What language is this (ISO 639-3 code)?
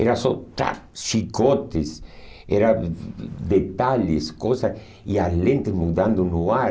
por